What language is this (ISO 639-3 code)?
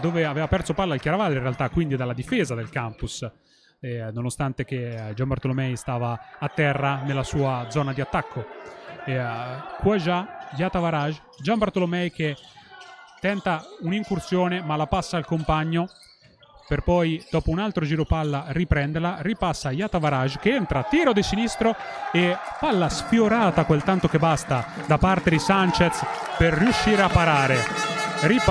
ita